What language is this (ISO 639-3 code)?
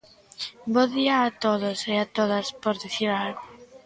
glg